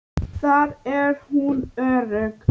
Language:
Icelandic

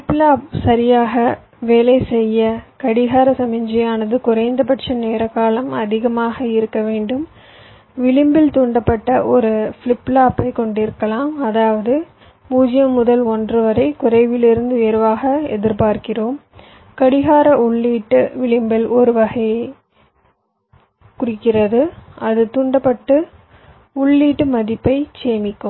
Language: Tamil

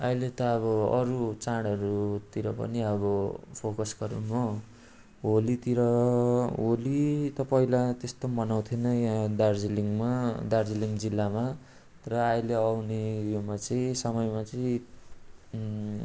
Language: Nepali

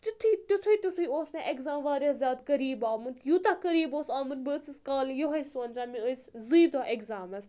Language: Kashmiri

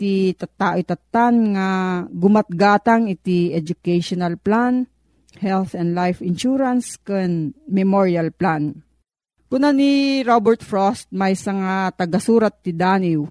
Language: Filipino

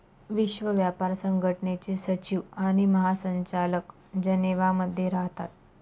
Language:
Marathi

